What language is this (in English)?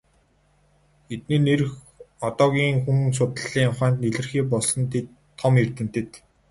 Mongolian